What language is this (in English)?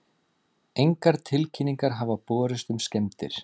Icelandic